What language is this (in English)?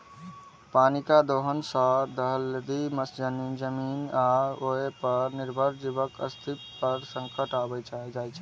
Maithili